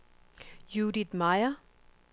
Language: Danish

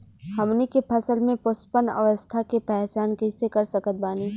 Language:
Bhojpuri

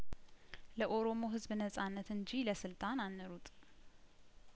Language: Amharic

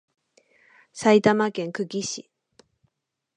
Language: Japanese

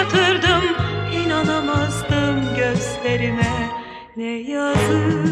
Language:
Turkish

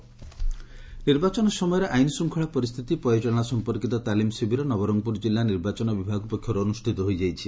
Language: Odia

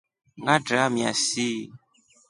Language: Rombo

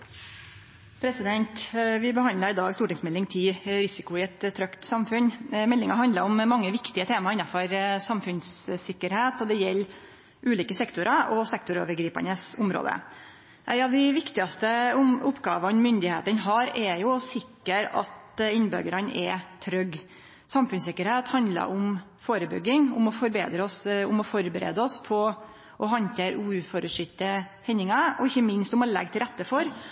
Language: Norwegian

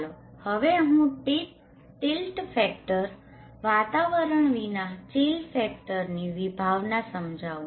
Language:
Gujarati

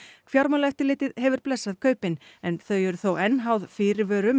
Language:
Icelandic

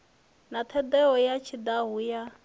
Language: Venda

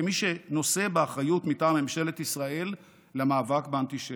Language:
Hebrew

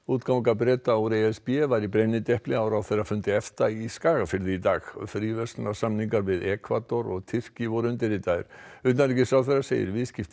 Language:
Icelandic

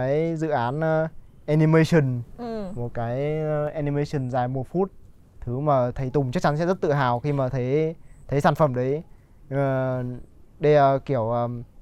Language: Vietnamese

